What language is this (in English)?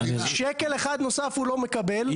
Hebrew